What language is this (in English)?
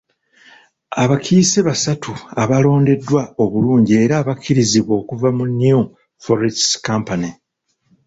Ganda